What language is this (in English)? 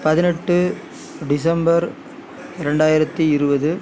Tamil